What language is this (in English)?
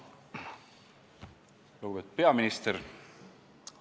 Estonian